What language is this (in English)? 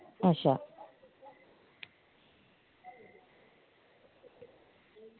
Dogri